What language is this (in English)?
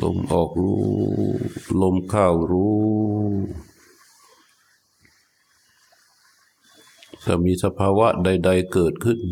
Thai